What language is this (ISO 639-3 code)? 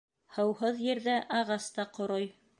bak